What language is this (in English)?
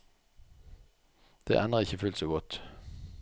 Norwegian